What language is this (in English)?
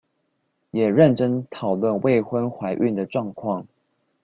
Chinese